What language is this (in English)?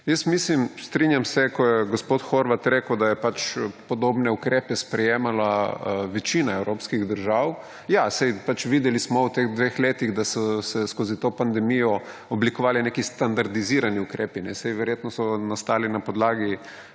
Slovenian